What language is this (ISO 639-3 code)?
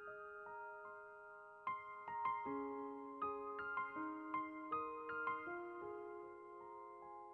jpn